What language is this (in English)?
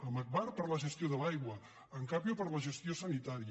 Catalan